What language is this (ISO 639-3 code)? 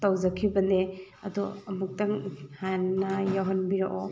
mni